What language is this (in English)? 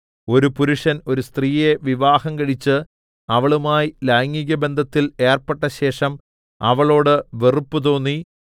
Malayalam